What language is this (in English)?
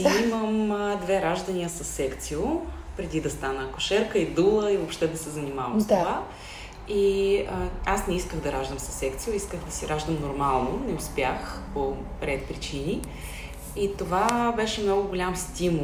Bulgarian